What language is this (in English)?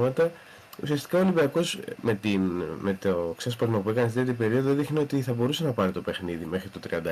Greek